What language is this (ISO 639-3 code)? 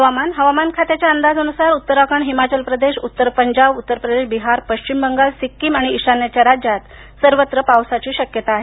mar